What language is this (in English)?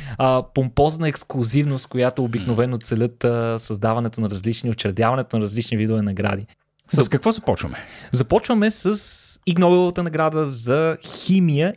Bulgarian